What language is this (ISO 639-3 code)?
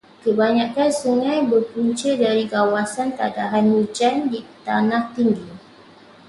msa